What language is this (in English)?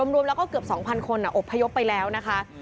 Thai